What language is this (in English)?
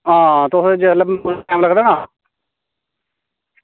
Dogri